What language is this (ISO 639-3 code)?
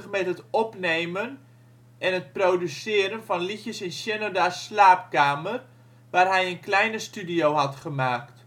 nld